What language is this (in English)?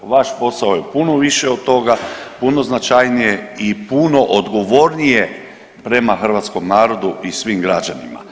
Croatian